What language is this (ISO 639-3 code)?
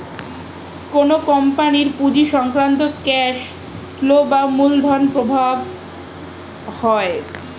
ben